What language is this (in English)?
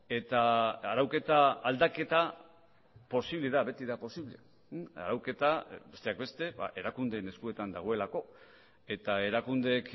Basque